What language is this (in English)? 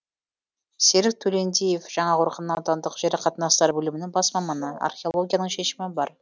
Kazakh